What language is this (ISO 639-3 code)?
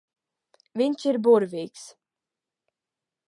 lav